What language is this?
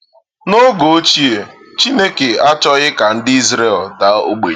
Igbo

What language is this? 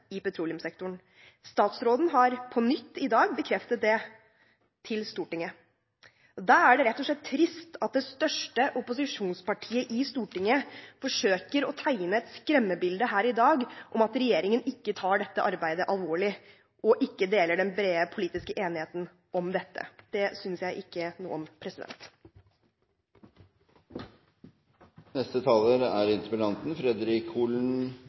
Norwegian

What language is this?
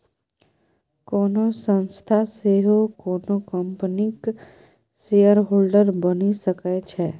Maithili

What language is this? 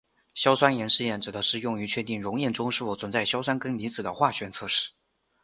Chinese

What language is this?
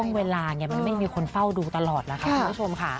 Thai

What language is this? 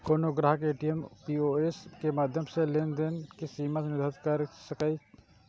Maithili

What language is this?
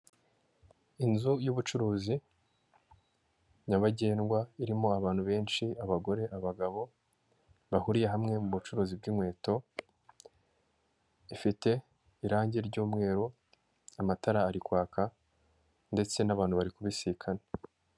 Kinyarwanda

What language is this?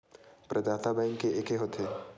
Chhattisgarhi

